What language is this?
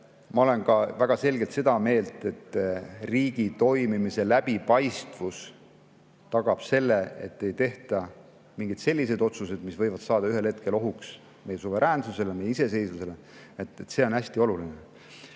Estonian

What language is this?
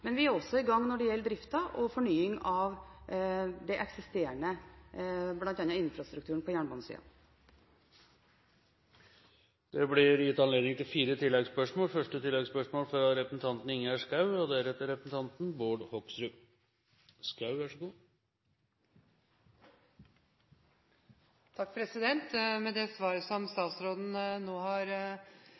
Norwegian Bokmål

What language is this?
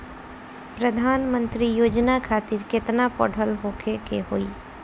Bhojpuri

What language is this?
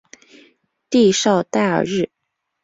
Chinese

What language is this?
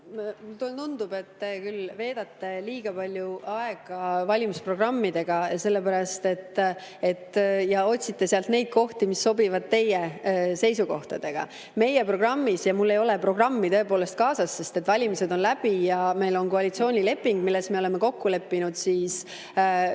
Estonian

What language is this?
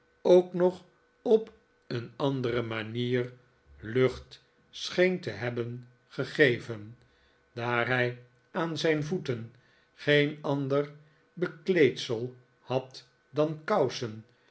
Dutch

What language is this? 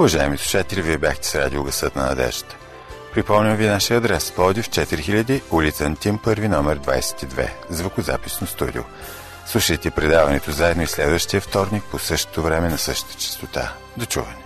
Bulgarian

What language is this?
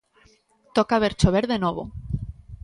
Galician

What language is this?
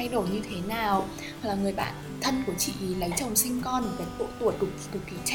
Vietnamese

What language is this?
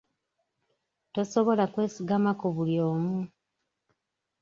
Ganda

